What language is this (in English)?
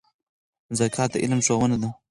Pashto